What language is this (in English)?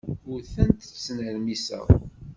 Kabyle